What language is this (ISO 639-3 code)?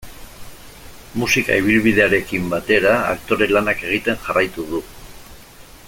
eus